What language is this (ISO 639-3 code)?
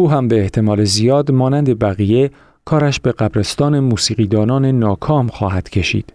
fas